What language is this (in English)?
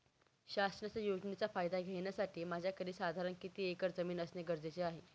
Marathi